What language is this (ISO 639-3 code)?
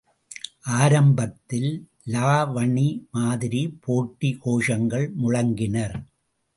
tam